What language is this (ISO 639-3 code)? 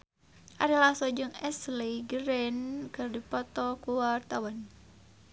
sun